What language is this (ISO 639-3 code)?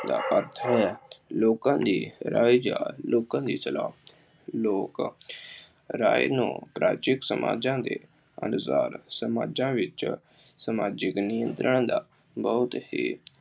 pan